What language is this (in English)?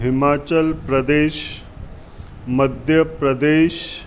Sindhi